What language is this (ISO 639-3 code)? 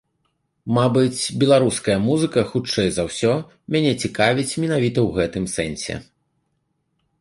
bel